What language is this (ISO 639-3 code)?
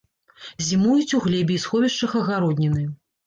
bel